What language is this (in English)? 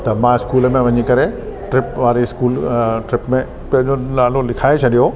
Sindhi